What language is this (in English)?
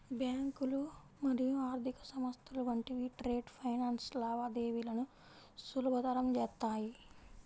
Telugu